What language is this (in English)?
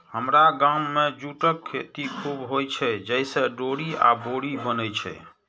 Maithili